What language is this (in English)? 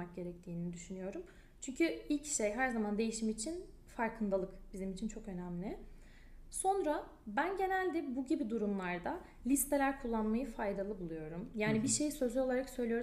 Turkish